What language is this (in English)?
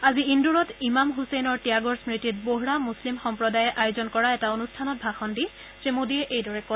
Assamese